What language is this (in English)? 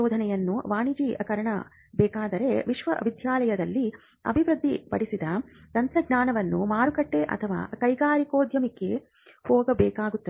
Kannada